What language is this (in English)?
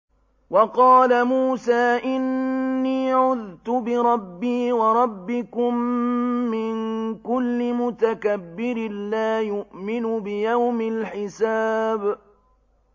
Arabic